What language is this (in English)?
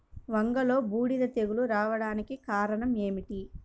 Telugu